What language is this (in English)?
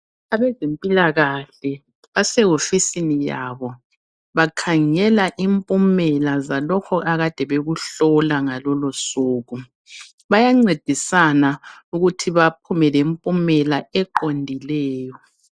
North Ndebele